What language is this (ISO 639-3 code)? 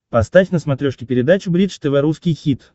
rus